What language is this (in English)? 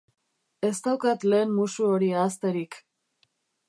Basque